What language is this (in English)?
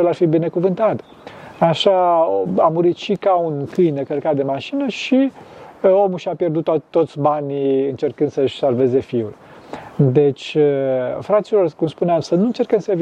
Romanian